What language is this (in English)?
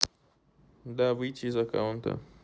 Russian